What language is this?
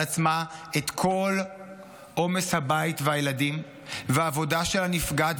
Hebrew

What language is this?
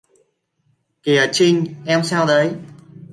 Vietnamese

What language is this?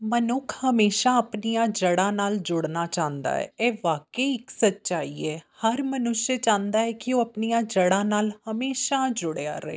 Punjabi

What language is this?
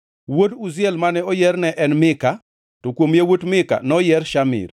Luo (Kenya and Tanzania)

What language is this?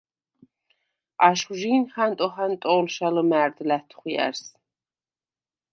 Svan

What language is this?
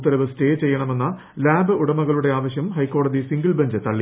Malayalam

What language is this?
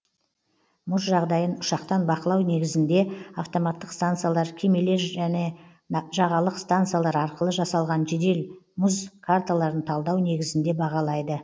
Kazakh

